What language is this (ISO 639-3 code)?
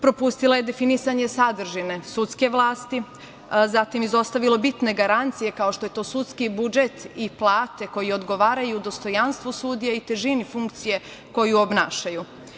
srp